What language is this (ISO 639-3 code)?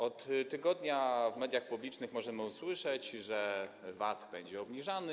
pol